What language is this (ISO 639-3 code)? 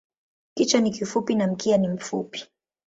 swa